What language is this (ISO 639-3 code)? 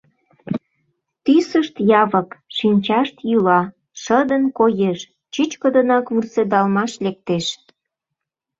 chm